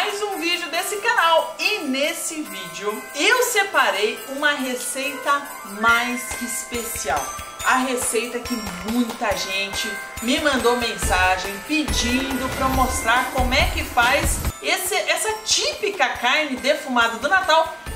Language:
Portuguese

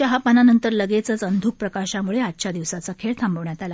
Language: Marathi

